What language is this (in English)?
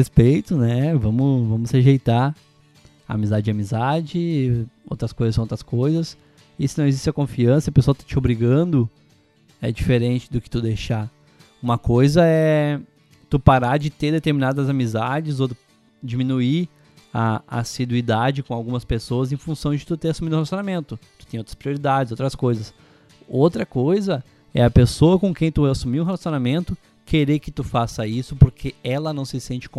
Portuguese